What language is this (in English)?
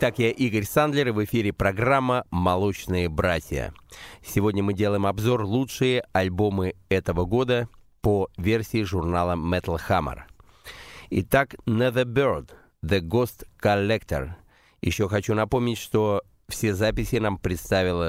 Russian